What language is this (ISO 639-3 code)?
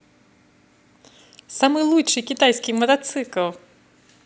rus